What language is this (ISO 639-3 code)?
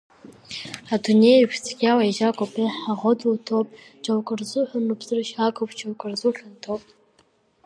abk